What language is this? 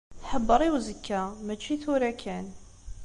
Kabyle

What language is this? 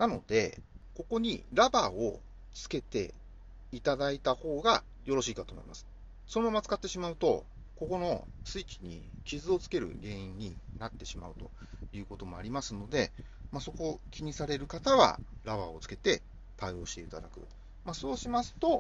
Japanese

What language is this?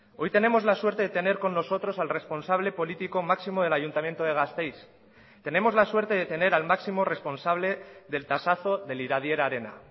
Spanish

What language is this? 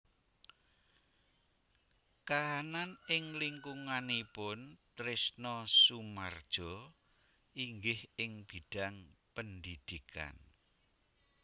Javanese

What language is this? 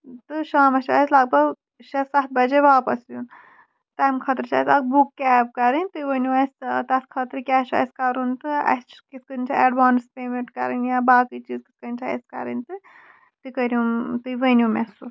Kashmiri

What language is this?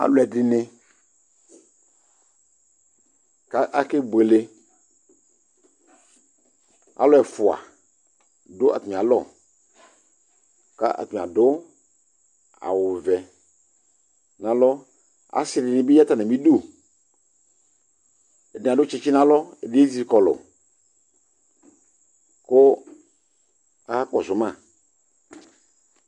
Ikposo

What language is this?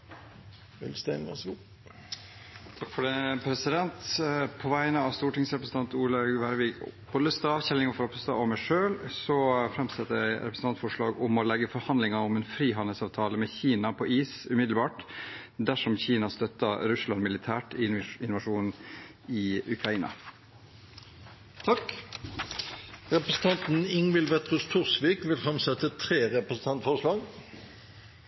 Norwegian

